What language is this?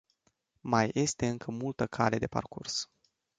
Romanian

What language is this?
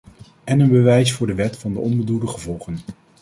Dutch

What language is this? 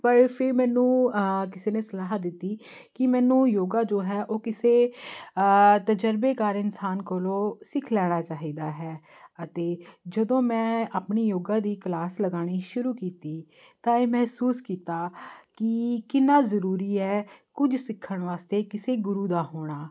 Punjabi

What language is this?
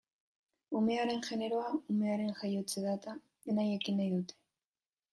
Basque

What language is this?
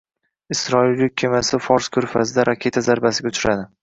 Uzbek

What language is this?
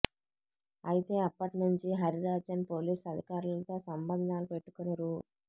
Telugu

